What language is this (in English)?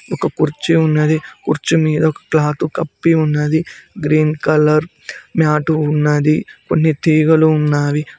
Telugu